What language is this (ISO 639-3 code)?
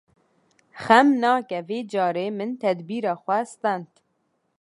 kur